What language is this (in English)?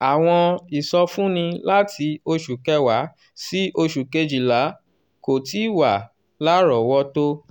Yoruba